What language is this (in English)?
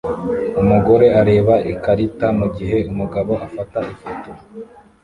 Kinyarwanda